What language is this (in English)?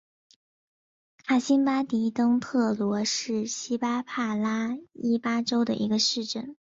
Chinese